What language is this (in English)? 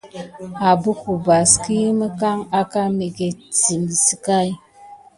Gidar